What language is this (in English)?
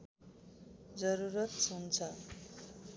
Nepali